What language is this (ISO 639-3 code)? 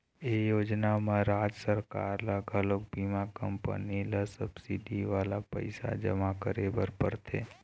hne